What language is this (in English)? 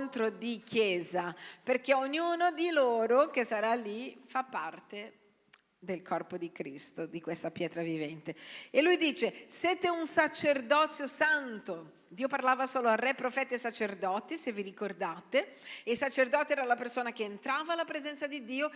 Italian